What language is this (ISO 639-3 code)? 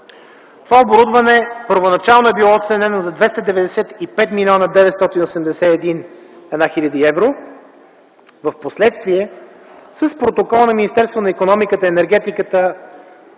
bul